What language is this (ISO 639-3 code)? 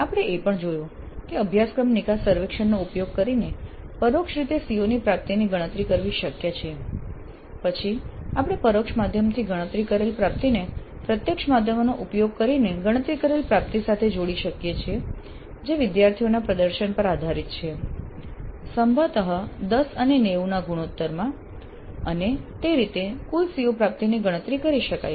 guj